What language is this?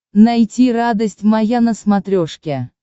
Russian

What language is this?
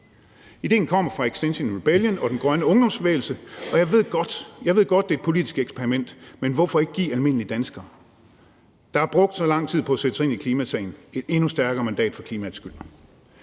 Danish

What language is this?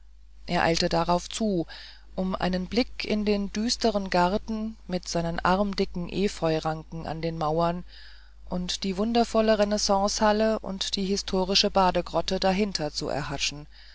German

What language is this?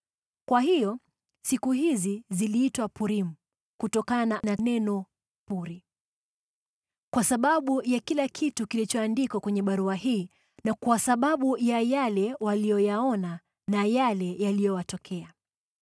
Swahili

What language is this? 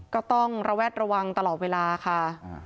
Thai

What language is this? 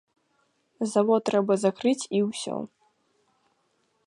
Belarusian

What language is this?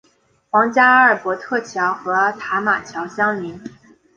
Chinese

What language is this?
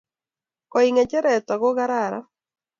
Kalenjin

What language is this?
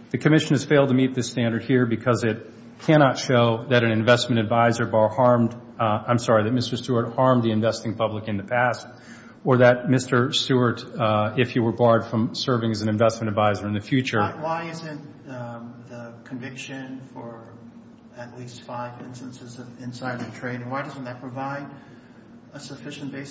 English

